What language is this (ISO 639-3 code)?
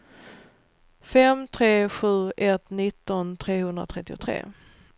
swe